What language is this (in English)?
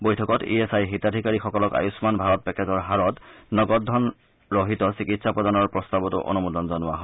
Assamese